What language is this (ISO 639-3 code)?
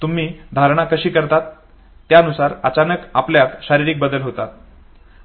mar